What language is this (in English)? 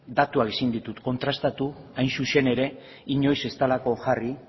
Basque